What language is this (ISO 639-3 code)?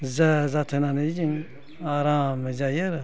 brx